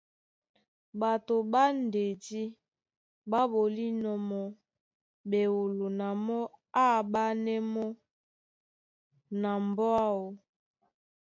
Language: Duala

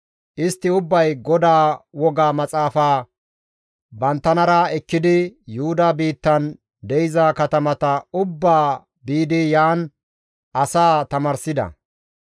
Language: Gamo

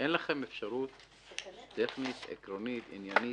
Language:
Hebrew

